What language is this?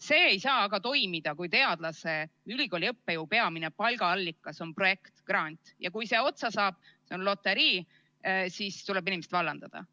Estonian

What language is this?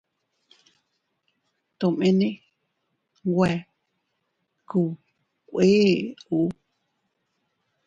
Teutila Cuicatec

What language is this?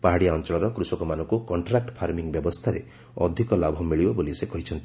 Odia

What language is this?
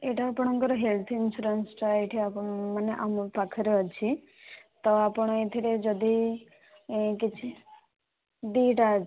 Odia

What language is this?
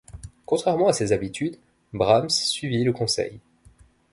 French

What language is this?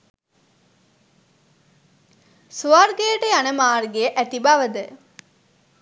Sinhala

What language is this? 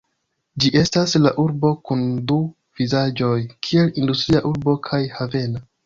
Esperanto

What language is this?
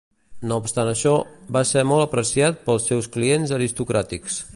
Catalan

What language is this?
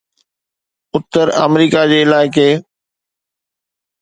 Sindhi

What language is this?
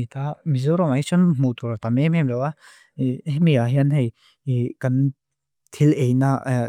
Mizo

